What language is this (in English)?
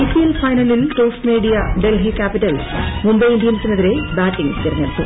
Malayalam